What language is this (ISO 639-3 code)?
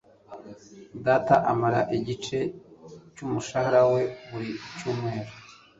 kin